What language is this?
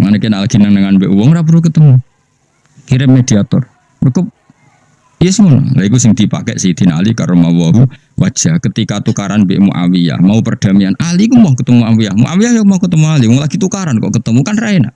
Indonesian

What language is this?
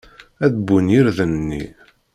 Kabyle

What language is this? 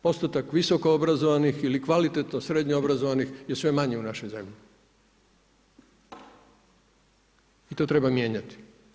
Croatian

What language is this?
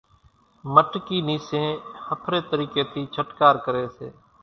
Kachi Koli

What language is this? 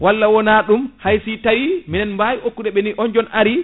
Fula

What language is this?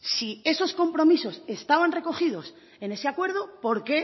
Spanish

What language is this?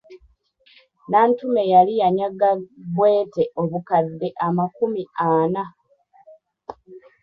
Ganda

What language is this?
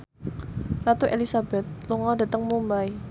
Javanese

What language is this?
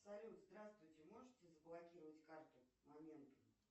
Russian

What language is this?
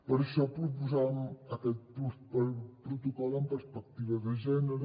Catalan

